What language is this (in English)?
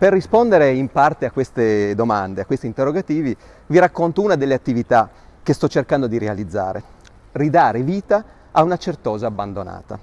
Italian